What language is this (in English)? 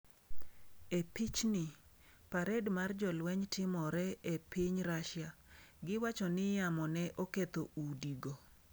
Luo (Kenya and Tanzania)